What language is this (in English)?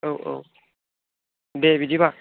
Bodo